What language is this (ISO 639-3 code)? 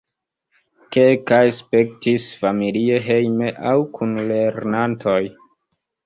epo